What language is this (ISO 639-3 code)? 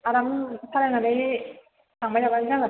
brx